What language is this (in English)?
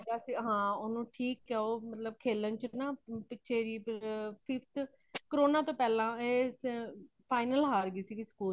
Punjabi